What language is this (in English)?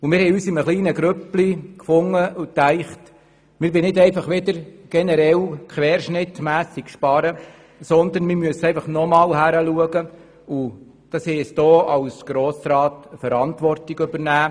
Swiss German